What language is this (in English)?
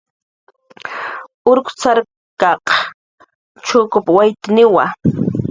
Jaqaru